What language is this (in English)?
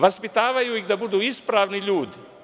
Serbian